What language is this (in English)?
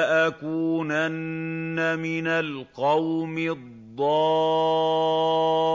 Arabic